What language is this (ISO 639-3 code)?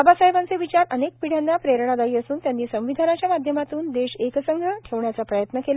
mar